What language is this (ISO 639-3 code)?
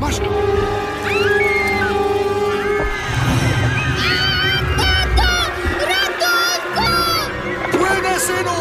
pol